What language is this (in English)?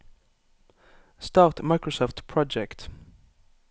Norwegian